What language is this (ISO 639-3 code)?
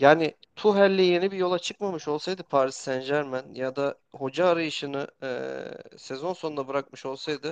tur